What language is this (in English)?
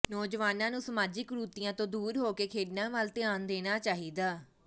Punjabi